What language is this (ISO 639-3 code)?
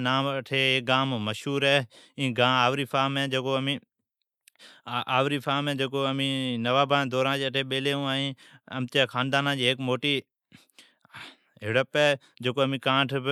odk